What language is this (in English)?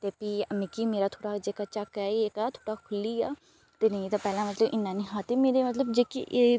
Dogri